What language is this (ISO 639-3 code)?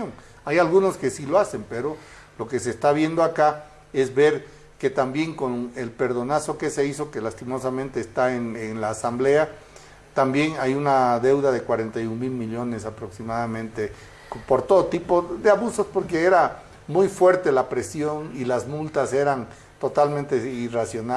spa